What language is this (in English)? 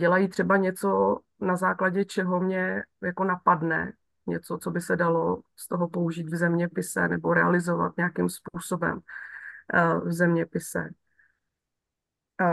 Czech